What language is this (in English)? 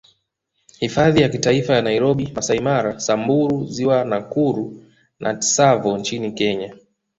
Swahili